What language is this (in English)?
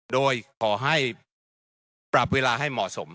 Thai